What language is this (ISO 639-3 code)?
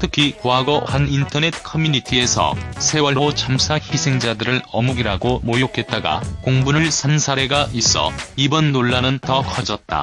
kor